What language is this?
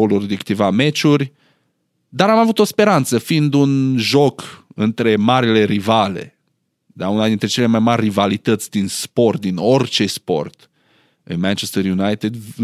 Romanian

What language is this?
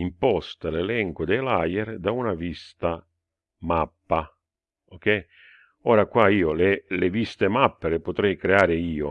Italian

